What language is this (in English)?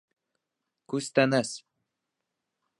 Bashkir